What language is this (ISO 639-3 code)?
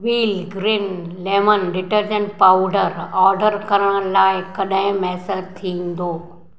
snd